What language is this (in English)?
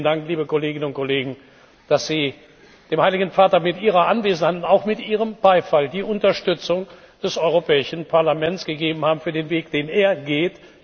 German